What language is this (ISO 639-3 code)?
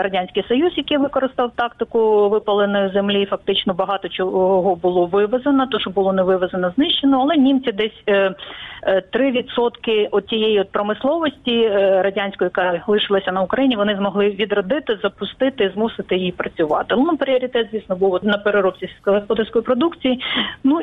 ukr